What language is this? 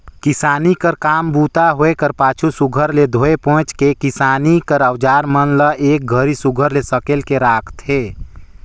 Chhattisgarhi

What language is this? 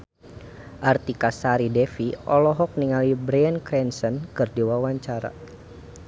Sundanese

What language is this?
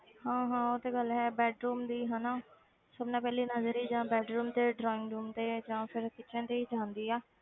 Punjabi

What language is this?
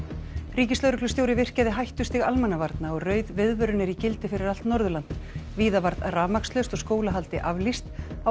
Icelandic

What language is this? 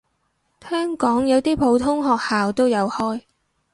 Cantonese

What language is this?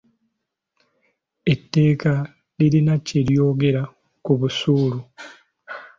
Ganda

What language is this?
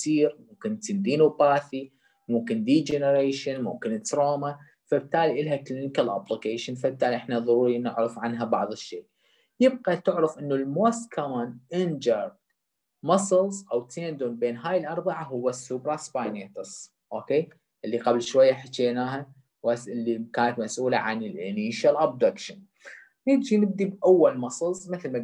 Arabic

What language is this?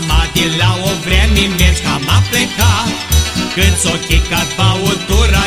Romanian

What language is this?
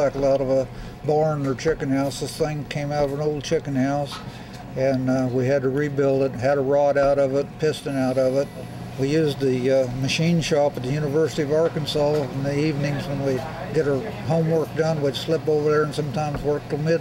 English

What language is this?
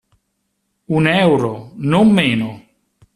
Italian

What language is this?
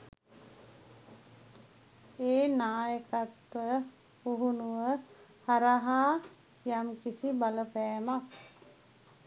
Sinhala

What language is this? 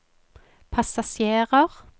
Norwegian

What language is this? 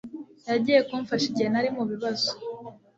Kinyarwanda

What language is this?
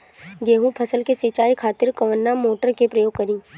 Bhojpuri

